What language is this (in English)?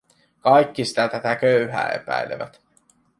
Finnish